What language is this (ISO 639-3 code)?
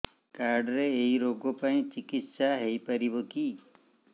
ori